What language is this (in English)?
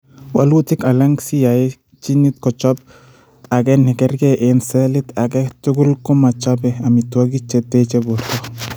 Kalenjin